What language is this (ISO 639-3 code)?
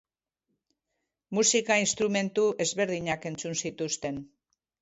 eus